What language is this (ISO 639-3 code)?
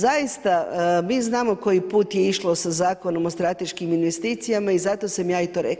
hrv